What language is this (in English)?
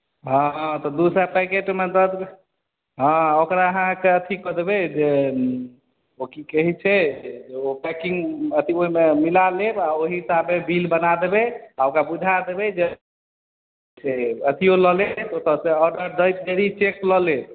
Maithili